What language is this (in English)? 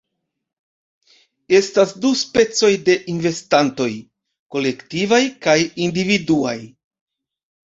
Esperanto